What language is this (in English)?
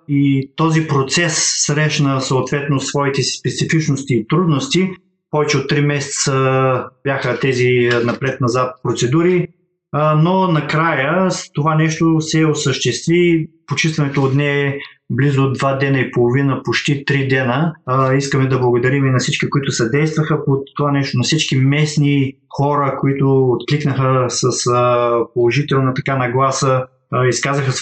Bulgarian